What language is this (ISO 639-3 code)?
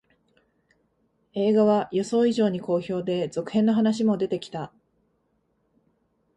jpn